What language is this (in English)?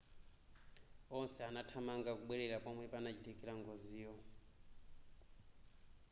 Nyanja